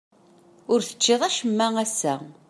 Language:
Kabyle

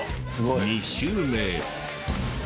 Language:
Japanese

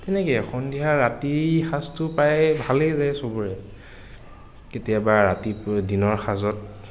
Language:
Assamese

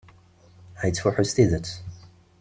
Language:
Kabyle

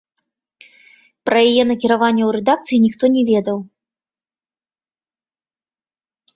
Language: Belarusian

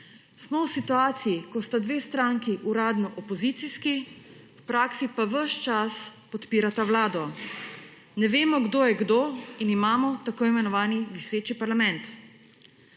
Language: Slovenian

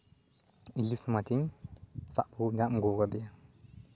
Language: Santali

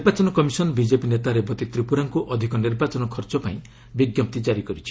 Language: Odia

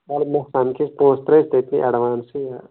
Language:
Kashmiri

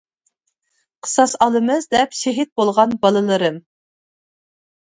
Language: Uyghur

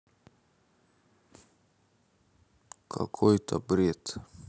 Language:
Russian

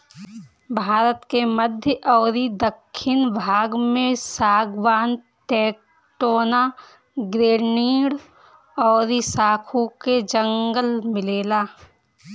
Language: Bhojpuri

